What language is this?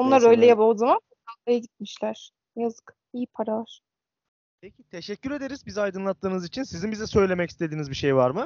Turkish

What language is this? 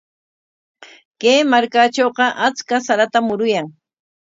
Corongo Ancash Quechua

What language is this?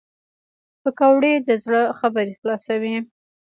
Pashto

